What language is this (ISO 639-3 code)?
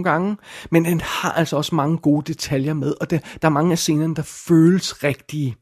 dan